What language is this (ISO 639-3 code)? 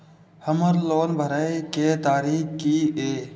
mai